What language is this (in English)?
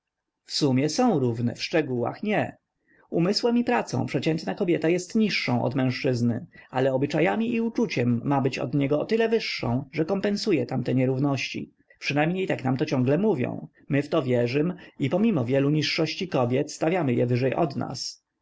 Polish